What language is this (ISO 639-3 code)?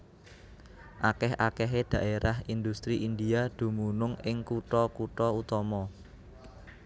jav